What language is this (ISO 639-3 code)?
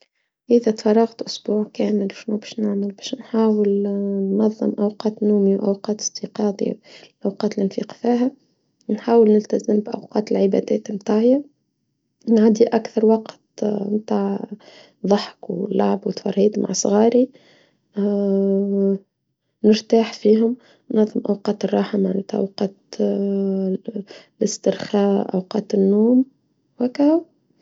aeb